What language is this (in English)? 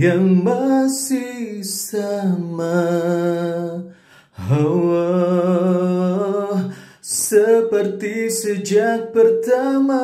Indonesian